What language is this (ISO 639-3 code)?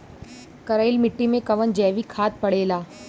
bho